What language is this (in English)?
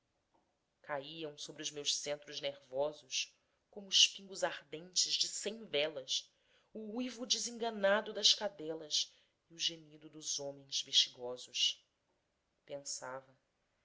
Portuguese